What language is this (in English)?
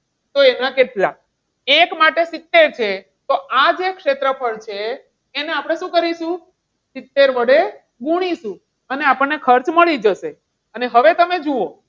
Gujarati